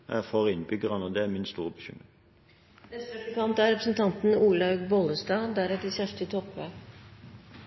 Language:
Norwegian Bokmål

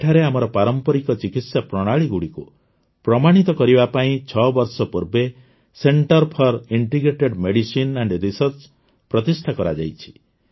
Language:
Odia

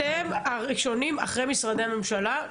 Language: Hebrew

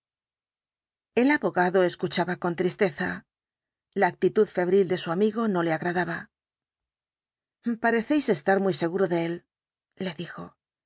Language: Spanish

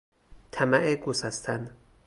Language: Persian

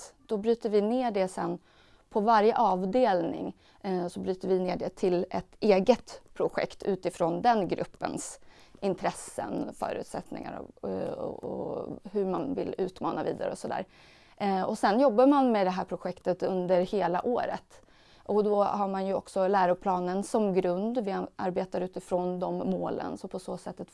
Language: Swedish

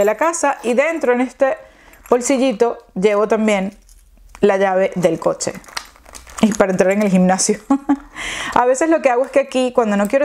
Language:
Spanish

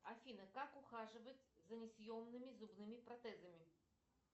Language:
Russian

